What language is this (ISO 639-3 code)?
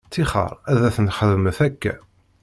kab